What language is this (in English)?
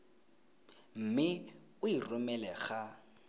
Tswana